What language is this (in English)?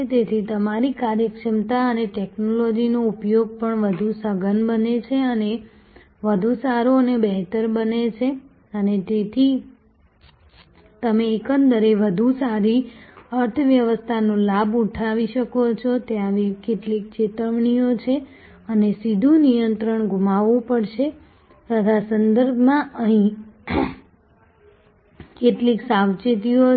Gujarati